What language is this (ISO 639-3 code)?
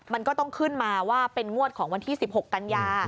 tha